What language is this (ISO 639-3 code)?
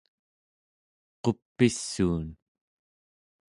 esu